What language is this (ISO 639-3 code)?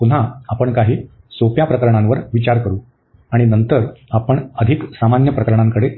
mar